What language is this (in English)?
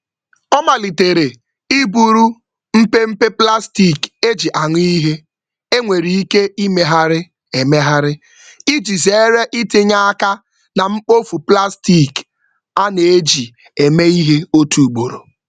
Igbo